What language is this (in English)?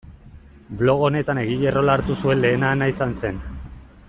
Basque